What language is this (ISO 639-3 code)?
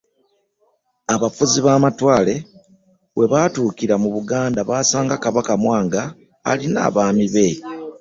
lug